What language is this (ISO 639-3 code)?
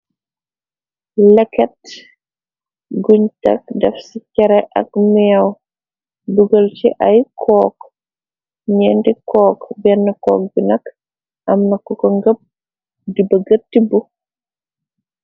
wol